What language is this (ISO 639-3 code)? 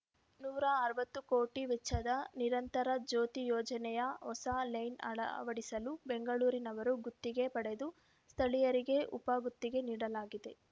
kan